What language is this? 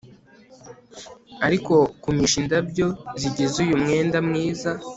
Kinyarwanda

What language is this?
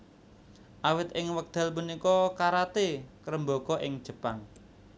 Javanese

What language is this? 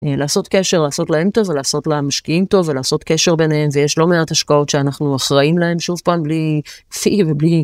Hebrew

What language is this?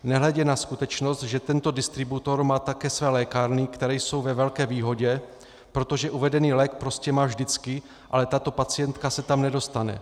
Czech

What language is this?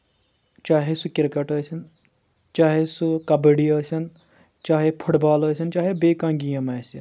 Kashmiri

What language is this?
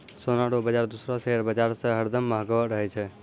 Maithili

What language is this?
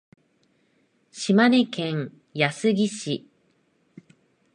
Japanese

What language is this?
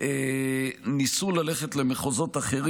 Hebrew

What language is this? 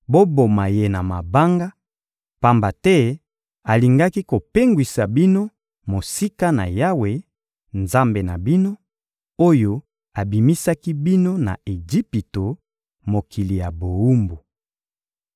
Lingala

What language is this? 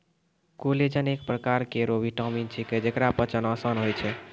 Maithili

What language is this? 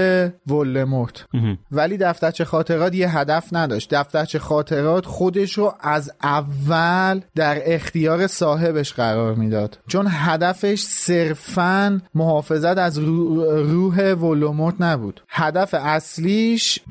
Persian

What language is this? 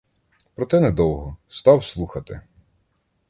Ukrainian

